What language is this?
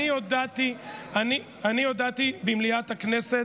Hebrew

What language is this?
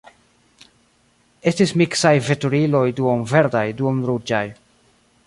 Esperanto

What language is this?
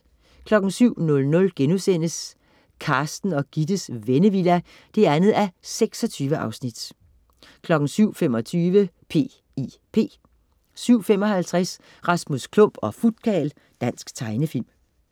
Danish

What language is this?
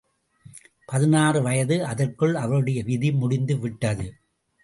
Tamil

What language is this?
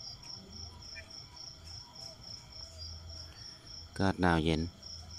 Thai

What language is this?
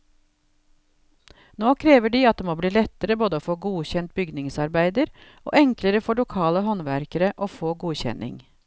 Norwegian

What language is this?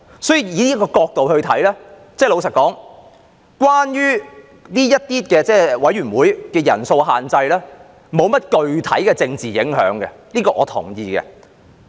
Cantonese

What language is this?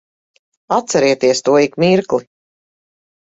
Latvian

